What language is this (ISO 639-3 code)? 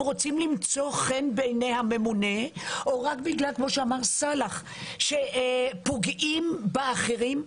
heb